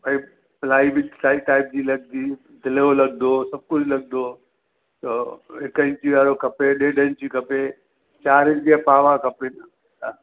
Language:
Sindhi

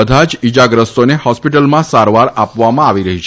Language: Gujarati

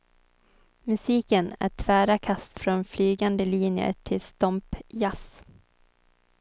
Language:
Swedish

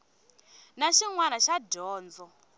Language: Tsonga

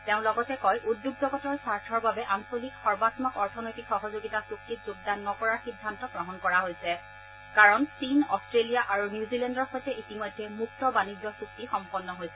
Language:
Assamese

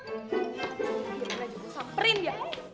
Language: Indonesian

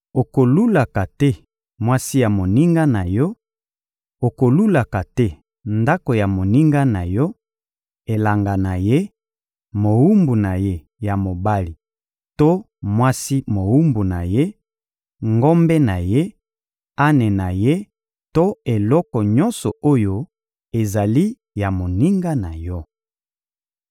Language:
Lingala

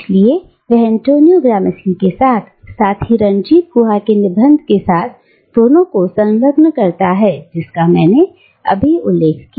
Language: Hindi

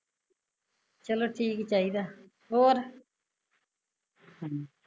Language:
Punjabi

